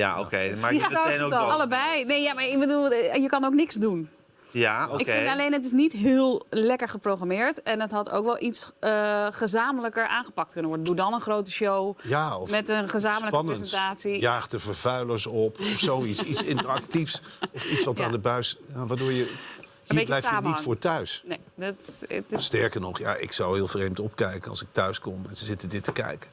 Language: Dutch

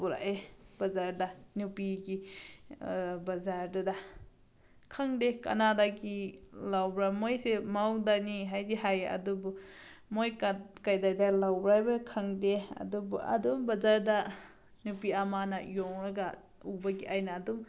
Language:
Manipuri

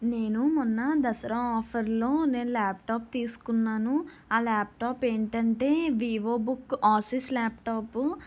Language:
Telugu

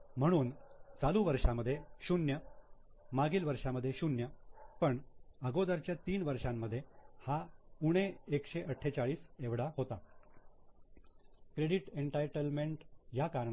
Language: Marathi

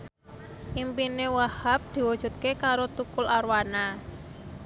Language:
Javanese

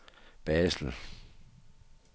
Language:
Danish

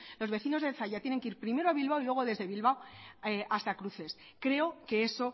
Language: Spanish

